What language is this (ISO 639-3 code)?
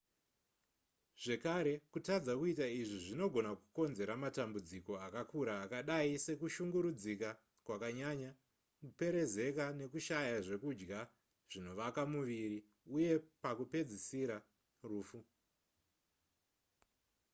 sna